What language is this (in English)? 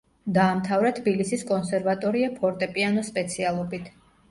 Georgian